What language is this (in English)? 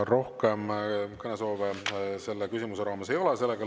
Estonian